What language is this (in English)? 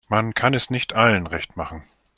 German